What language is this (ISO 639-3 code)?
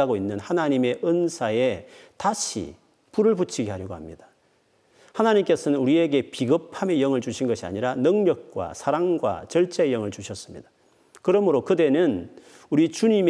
kor